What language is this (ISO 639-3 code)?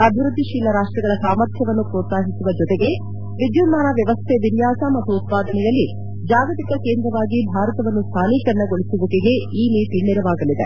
kan